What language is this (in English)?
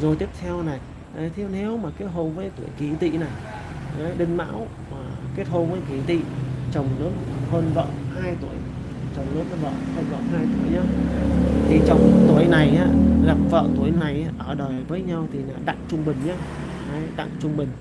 Vietnamese